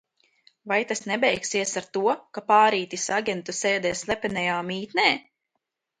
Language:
Latvian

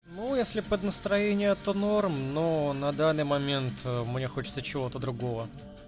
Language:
Russian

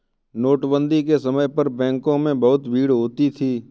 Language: Hindi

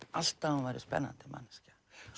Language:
Icelandic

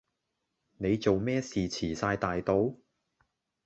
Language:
Cantonese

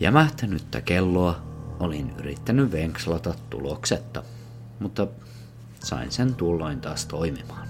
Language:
Finnish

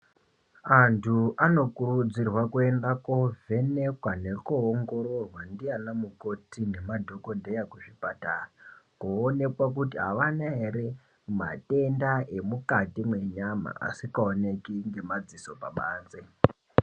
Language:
Ndau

